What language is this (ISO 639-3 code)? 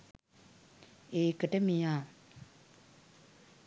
sin